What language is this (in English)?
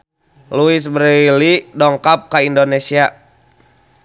Sundanese